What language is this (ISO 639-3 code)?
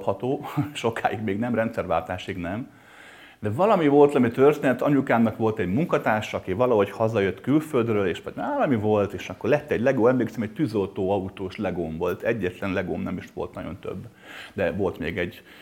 hun